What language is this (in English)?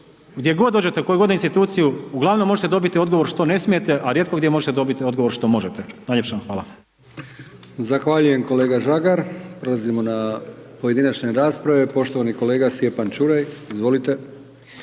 Croatian